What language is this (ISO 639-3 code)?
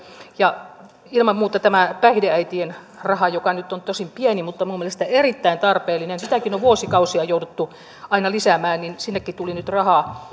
fin